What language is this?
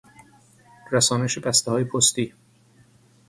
Persian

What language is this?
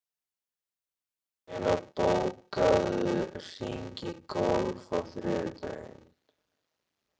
Icelandic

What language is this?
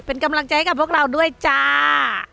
Thai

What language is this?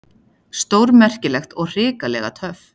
Icelandic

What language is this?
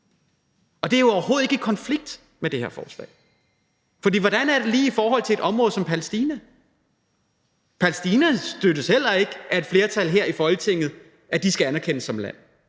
Danish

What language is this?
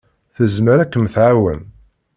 Kabyle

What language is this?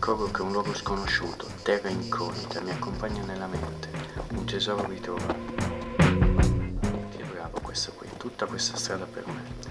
Italian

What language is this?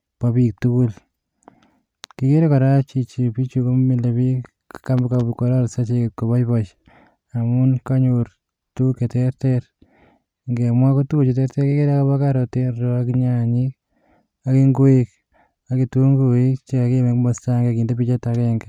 Kalenjin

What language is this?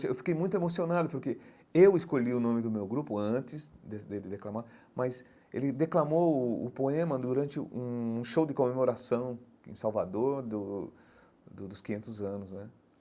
Portuguese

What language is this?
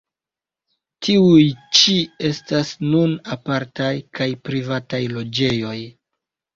Esperanto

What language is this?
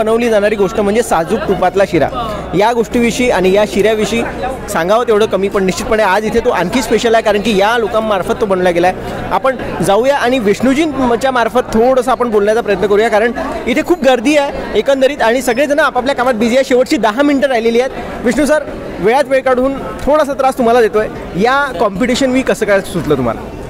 Hindi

